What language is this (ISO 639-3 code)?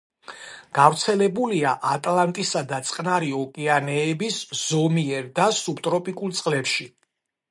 kat